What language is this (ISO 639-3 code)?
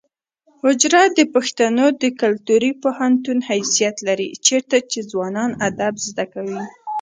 pus